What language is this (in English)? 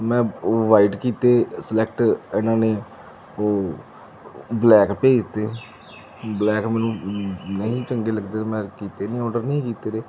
Punjabi